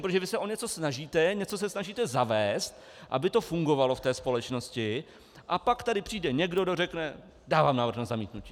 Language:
Czech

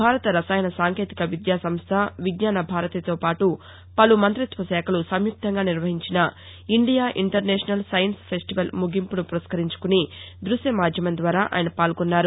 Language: Telugu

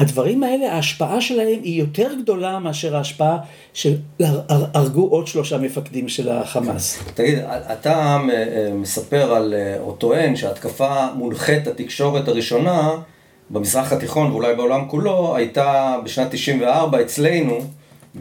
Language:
Hebrew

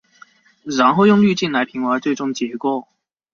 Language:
Chinese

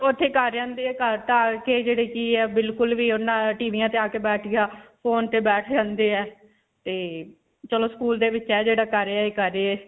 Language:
Punjabi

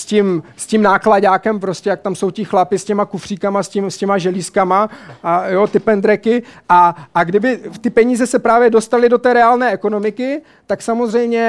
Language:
Czech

